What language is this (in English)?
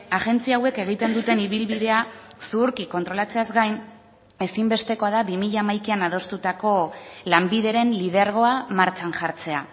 Basque